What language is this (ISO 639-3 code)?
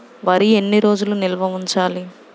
tel